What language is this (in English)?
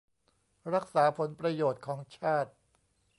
Thai